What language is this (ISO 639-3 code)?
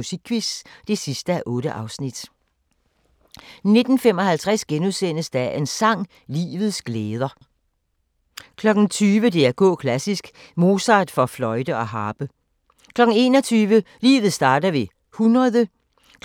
dan